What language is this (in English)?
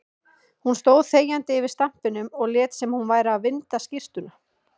Icelandic